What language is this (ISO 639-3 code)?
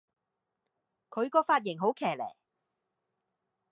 yue